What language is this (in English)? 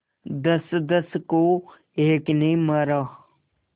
Hindi